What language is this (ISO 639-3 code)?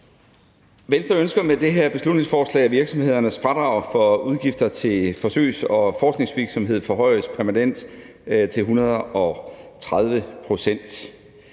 dan